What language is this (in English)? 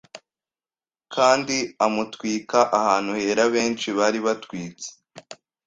Kinyarwanda